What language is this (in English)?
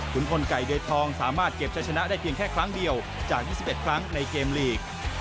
Thai